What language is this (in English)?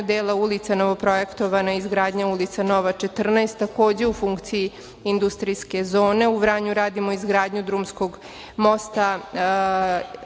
Serbian